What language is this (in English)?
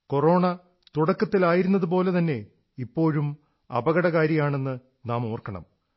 Malayalam